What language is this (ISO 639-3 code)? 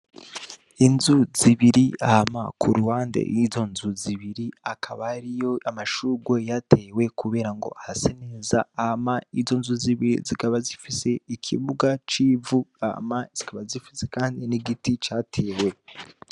run